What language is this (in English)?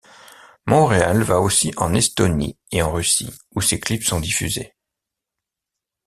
French